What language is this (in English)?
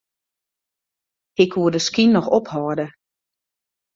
Western Frisian